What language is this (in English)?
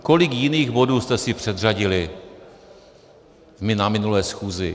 Czech